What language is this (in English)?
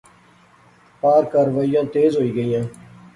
Pahari-Potwari